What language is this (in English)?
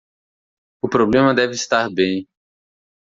Portuguese